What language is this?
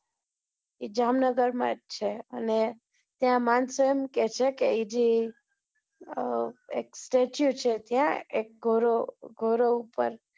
Gujarati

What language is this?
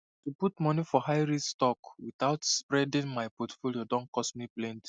Nigerian Pidgin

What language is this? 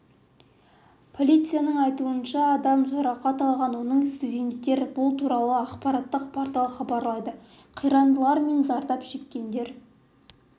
Kazakh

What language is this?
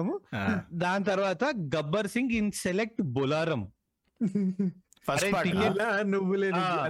Telugu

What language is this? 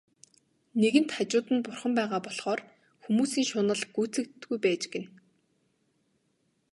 Mongolian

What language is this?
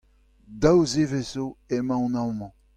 Breton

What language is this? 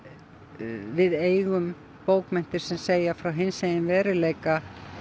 Icelandic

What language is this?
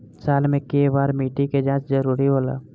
Bhojpuri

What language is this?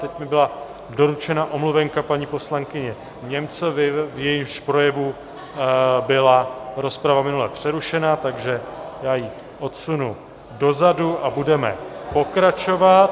Czech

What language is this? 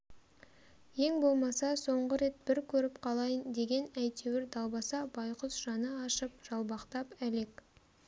Kazakh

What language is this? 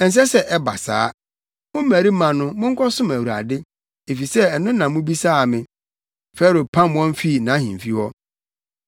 Akan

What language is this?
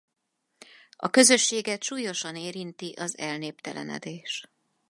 Hungarian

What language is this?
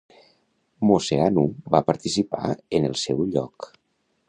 Catalan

